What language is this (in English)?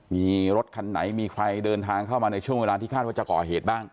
Thai